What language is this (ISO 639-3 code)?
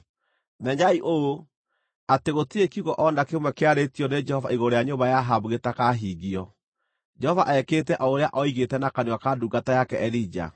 kik